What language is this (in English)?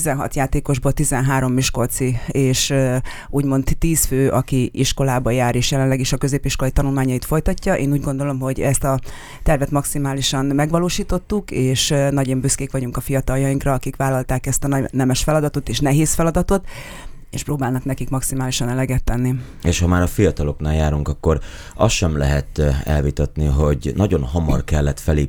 Hungarian